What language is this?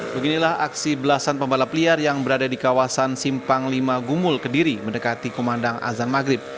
Indonesian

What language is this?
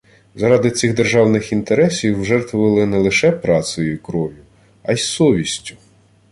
Ukrainian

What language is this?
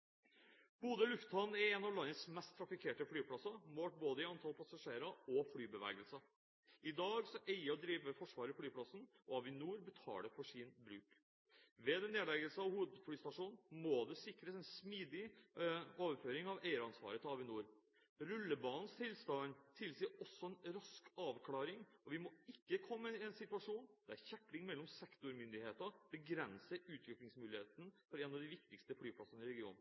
Norwegian Bokmål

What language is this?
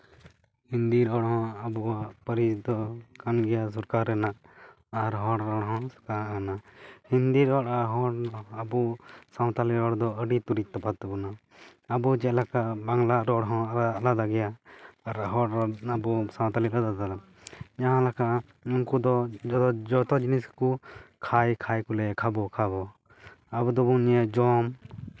Santali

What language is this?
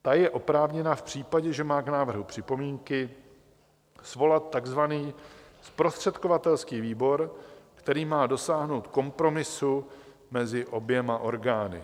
Czech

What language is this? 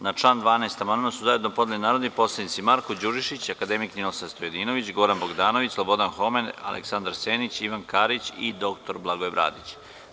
Serbian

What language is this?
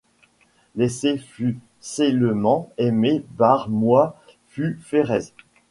French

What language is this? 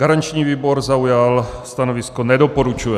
Czech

